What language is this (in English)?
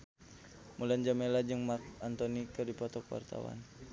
Sundanese